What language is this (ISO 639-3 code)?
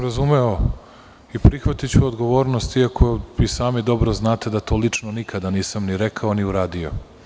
srp